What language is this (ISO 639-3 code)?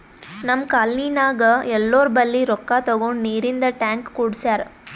kan